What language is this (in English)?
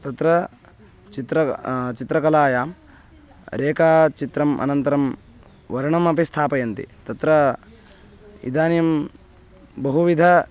Sanskrit